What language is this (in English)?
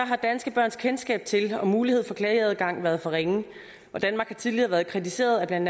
Danish